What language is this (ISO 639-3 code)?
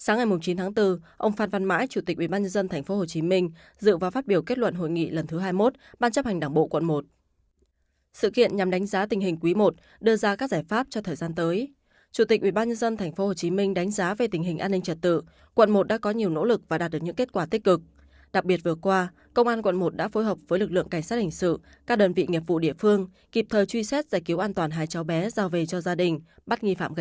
vie